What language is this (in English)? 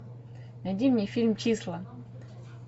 Russian